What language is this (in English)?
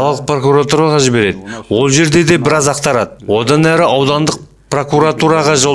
Turkish